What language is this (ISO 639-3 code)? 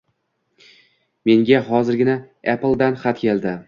uzb